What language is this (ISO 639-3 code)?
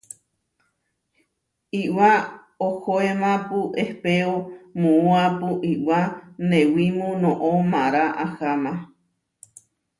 var